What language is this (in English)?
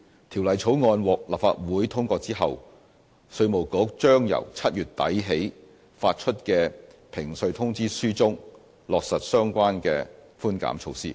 Cantonese